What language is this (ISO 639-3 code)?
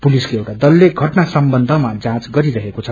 nep